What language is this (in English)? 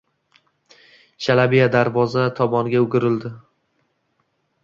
Uzbek